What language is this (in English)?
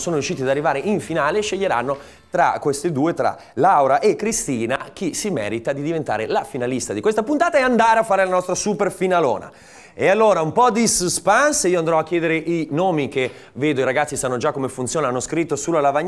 Italian